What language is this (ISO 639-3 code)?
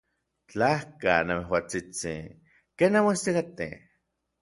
nlv